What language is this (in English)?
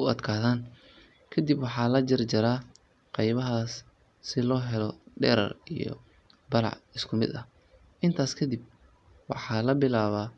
Somali